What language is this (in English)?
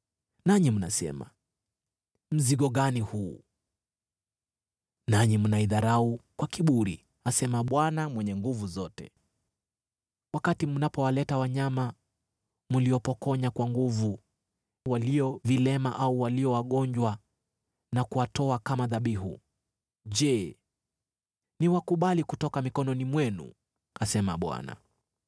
Swahili